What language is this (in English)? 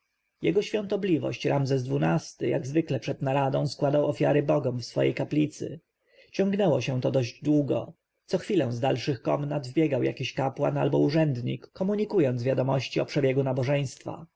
Polish